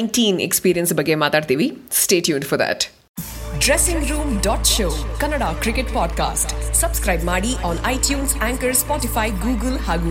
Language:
Kannada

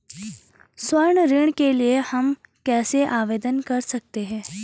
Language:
Hindi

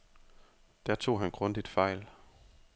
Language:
Danish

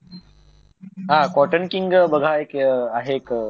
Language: Marathi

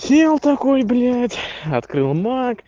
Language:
Russian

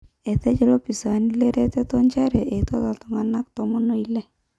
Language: Masai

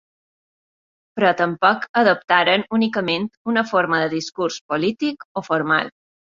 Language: Catalan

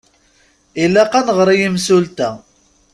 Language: Kabyle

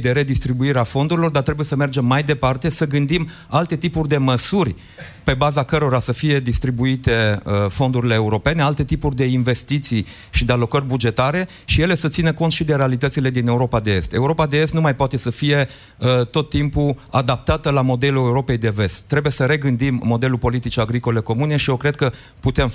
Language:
Romanian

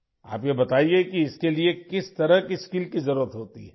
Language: Urdu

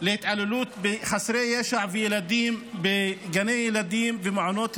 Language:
Hebrew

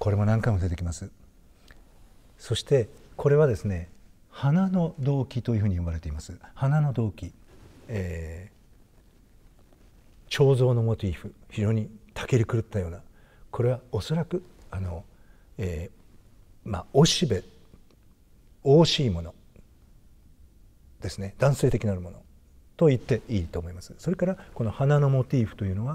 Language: Japanese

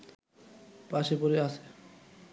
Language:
Bangla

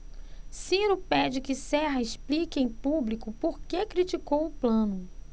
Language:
Portuguese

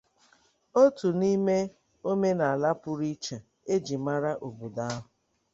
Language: Igbo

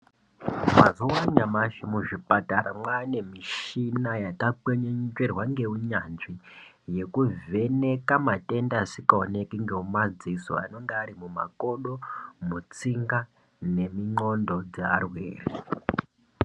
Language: Ndau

